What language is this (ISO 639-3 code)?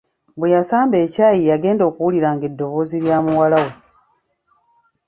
lug